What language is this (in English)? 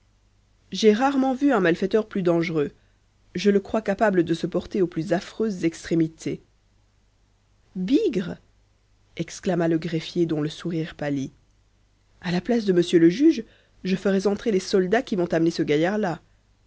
French